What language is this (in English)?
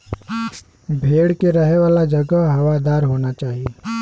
Bhojpuri